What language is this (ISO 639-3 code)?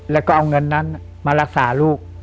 tha